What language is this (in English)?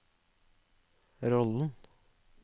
Norwegian